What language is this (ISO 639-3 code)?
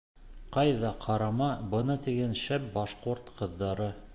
bak